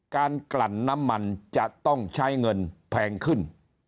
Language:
Thai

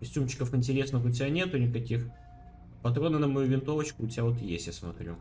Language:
Russian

